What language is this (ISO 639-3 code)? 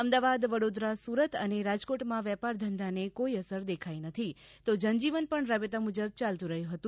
guj